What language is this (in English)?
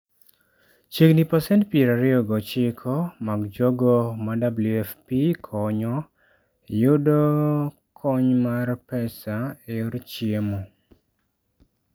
Luo (Kenya and Tanzania)